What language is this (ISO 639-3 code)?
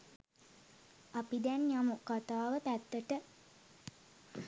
sin